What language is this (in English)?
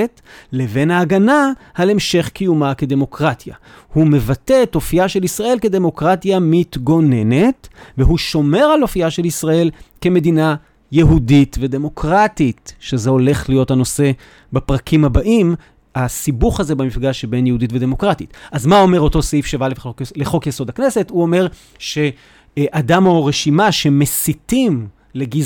Hebrew